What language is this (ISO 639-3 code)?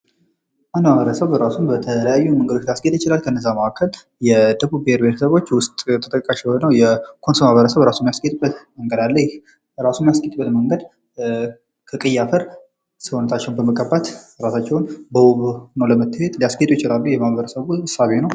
amh